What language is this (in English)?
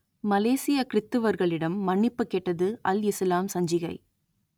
Tamil